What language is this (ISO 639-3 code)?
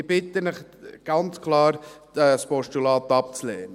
gsw